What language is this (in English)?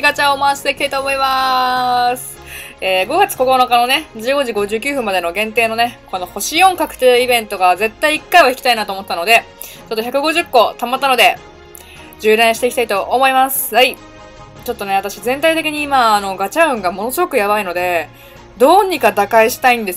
Japanese